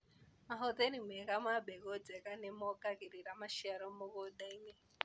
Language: Kikuyu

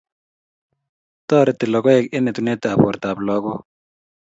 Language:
Kalenjin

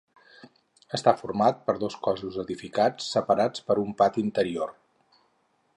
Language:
Catalan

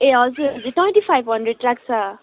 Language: Nepali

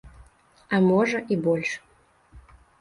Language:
Belarusian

